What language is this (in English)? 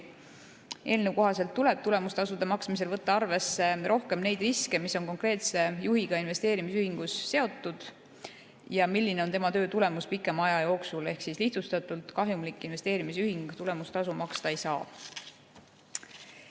Estonian